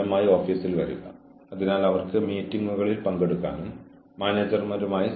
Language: Malayalam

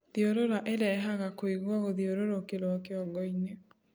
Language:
Kikuyu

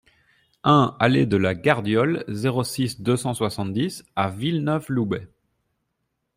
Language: French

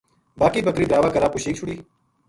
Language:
Gujari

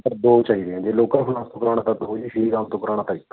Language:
Punjabi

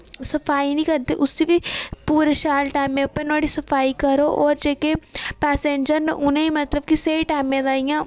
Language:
Dogri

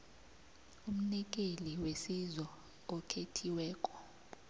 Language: South Ndebele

